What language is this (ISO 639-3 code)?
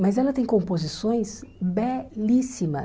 por